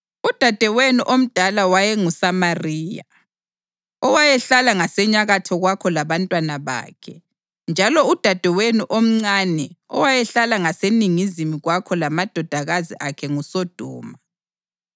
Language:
North Ndebele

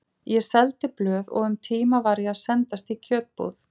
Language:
Icelandic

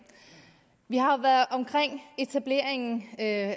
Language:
Danish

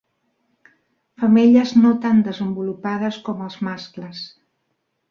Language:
Catalan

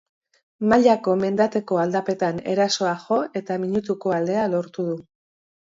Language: Basque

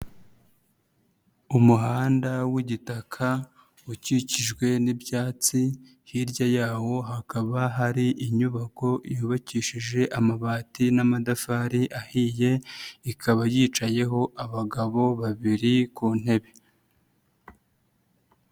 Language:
Kinyarwanda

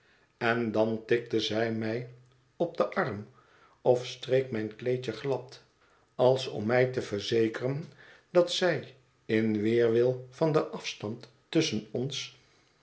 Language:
Dutch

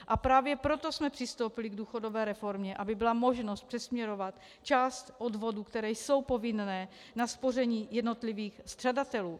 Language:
Czech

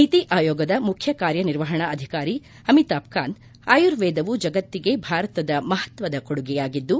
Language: Kannada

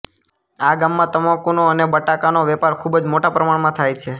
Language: Gujarati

